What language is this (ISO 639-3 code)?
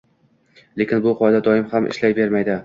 uzb